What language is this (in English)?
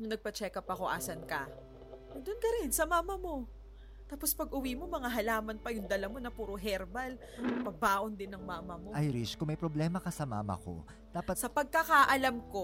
Filipino